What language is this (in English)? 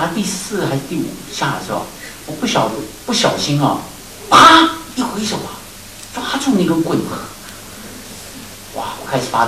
Chinese